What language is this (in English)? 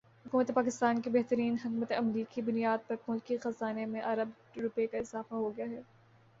Urdu